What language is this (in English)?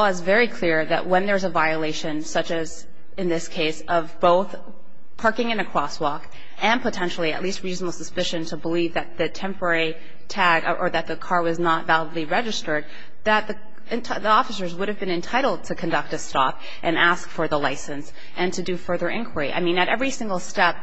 English